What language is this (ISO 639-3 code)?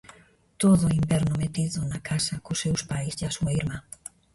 glg